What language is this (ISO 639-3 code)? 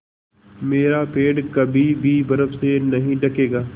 hin